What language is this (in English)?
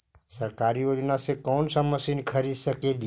Magahi